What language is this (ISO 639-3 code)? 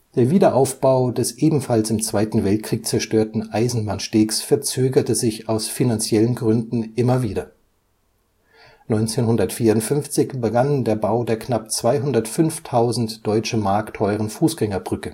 deu